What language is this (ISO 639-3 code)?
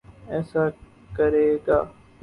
urd